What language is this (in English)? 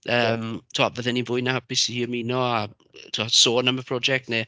Welsh